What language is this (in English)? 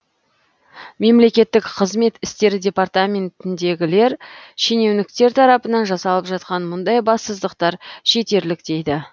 Kazakh